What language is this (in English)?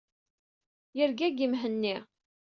Kabyle